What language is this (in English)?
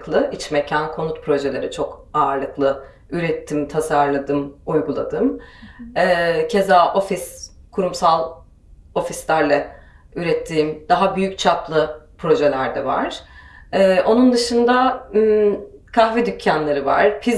Turkish